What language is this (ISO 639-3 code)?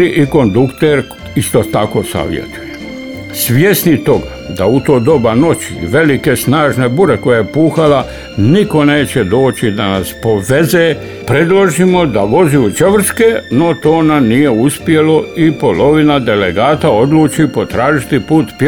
hrv